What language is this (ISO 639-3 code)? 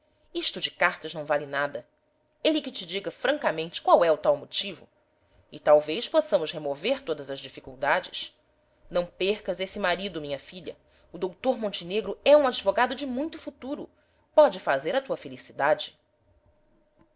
por